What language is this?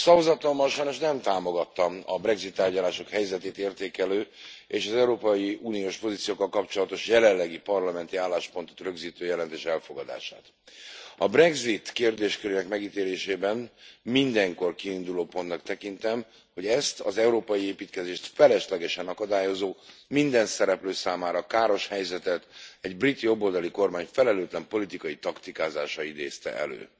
Hungarian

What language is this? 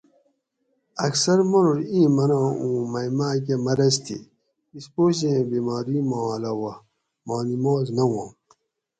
Gawri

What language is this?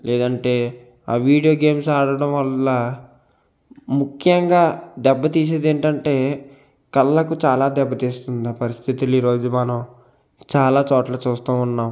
Telugu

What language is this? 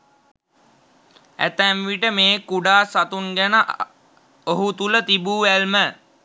Sinhala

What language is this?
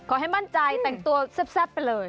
Thai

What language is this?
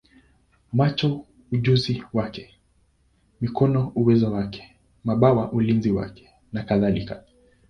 Swahili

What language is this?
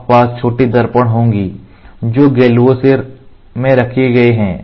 Hindi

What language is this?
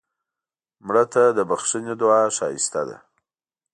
Pashto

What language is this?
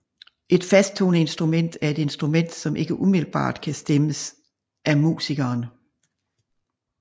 Danish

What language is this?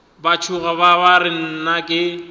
Northern Sotho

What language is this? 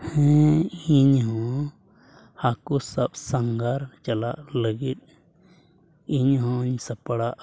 Santali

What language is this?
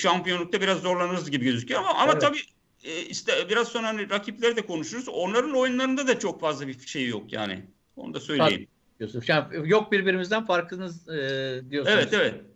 Turkish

